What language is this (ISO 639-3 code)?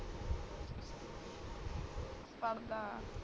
pan